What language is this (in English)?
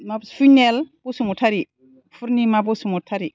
Bodo